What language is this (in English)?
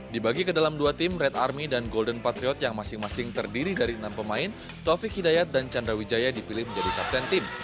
Indonesian